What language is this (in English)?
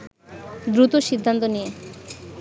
Bangla